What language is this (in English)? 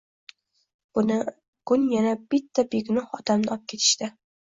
Uzbek